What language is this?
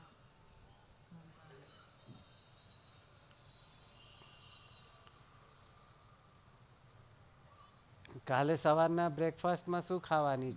Gujarati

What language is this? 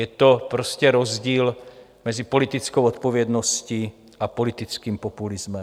Czech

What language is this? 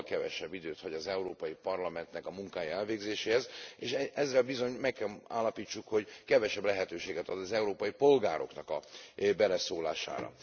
Hungarian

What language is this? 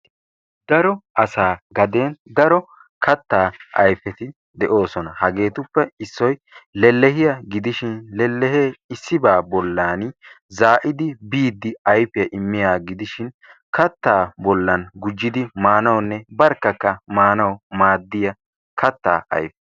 Wolaytta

